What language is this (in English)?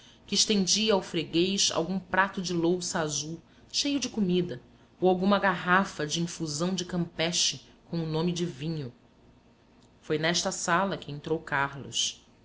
Portuguese